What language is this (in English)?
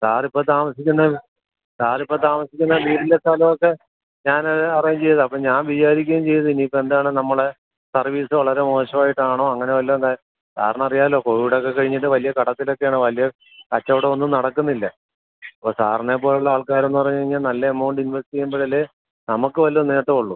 Malayalam